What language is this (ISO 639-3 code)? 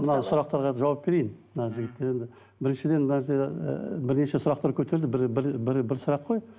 kaz